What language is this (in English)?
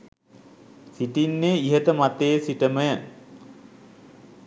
Sinhala